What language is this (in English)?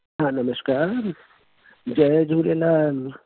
Sindhi